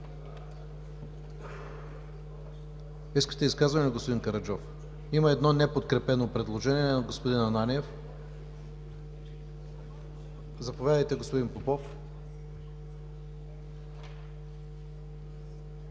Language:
Bulgarian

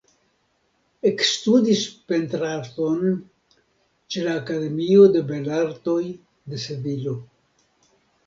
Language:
Esperanto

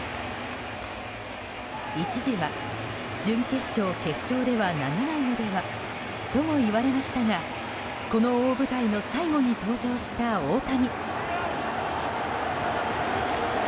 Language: Japanese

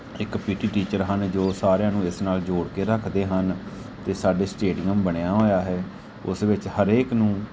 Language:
Punjabi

